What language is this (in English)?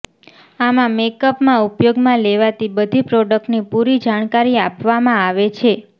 Gujarati